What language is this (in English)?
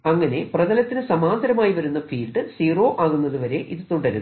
Malayalam